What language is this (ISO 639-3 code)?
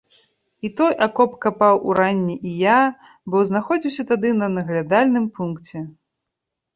bel